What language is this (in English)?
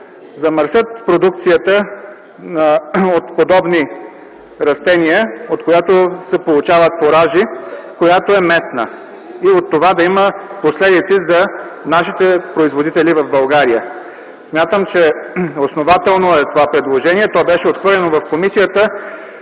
Bulgarian